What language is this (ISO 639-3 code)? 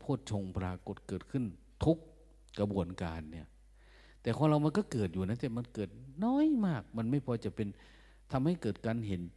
tha